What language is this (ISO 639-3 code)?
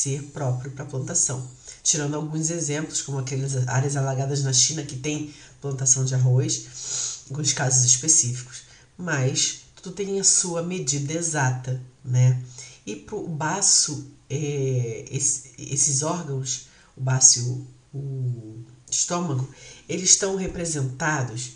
por